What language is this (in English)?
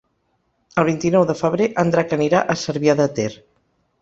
Catalan